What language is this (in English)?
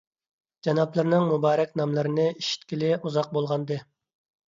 Uyghur